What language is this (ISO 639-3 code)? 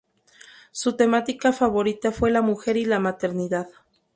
spa